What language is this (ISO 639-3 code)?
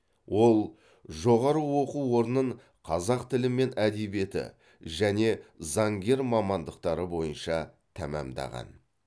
kaz